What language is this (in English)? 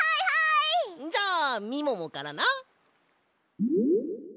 Japanese